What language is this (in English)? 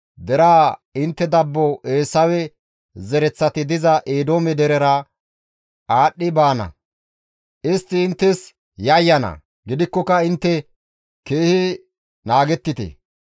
Gamo